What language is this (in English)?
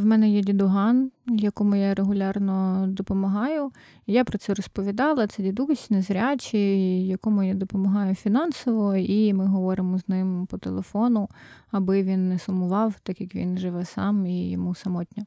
Ukrainian